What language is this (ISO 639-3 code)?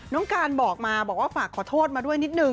tha